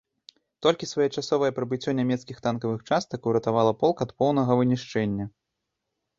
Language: Belarusian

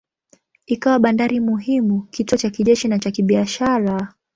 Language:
Swahili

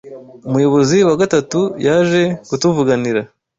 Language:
Kinyarwanda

